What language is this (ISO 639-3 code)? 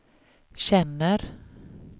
swe